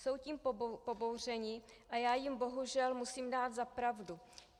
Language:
Czech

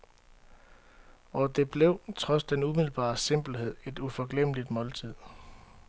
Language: Danish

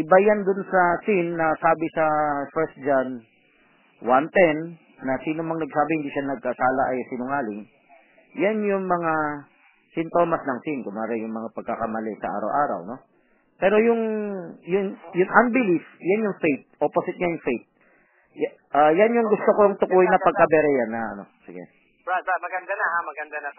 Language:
Filipino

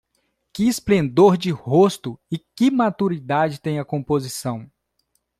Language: Portuguese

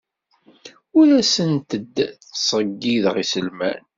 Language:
Kabyle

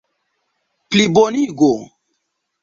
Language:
Esperanto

